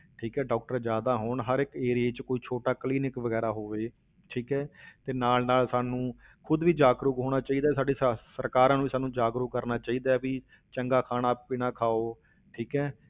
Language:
Punjabi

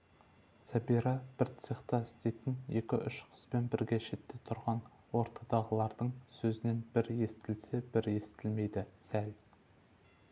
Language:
Kazakh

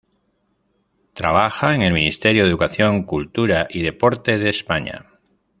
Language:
Spanish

